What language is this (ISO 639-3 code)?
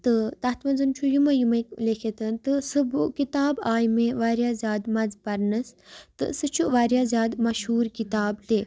kas